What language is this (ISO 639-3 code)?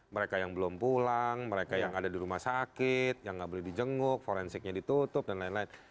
ind